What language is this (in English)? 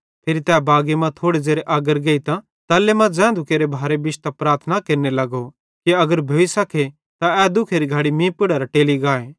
Bhadrawahi